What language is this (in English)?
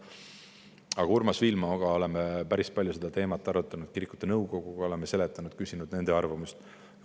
Estonian